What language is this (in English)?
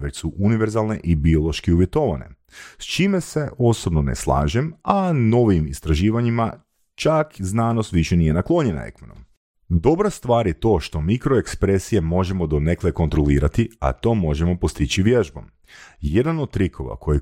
Croatian